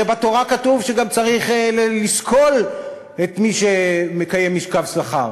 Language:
Hebrew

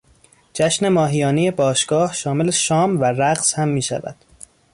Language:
Persian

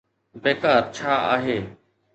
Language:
Sindhi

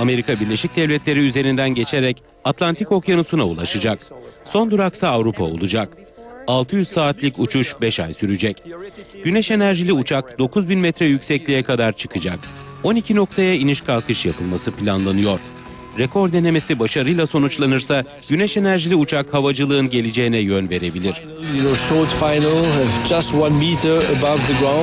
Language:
Turkish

